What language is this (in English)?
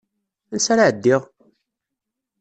Kabyle